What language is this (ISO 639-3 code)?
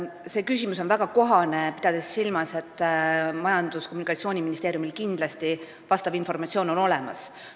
est